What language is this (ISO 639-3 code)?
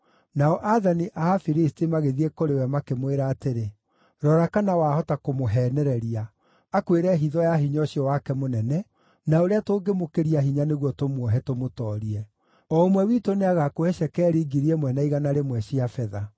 kik